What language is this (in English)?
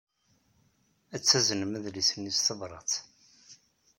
Kabyle